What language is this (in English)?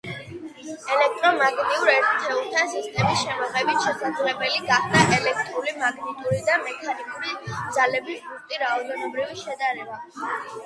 Georgian